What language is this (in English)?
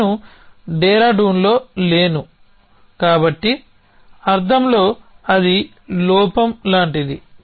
Telugu